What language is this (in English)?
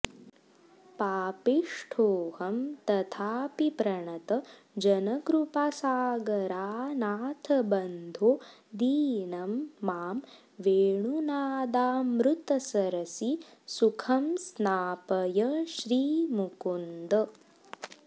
Sanskrit